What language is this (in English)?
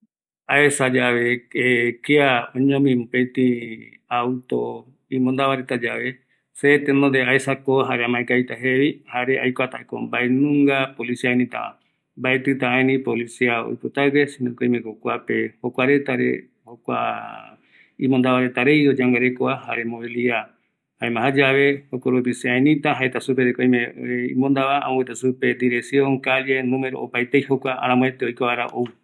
Eastern Bolivian Guaraní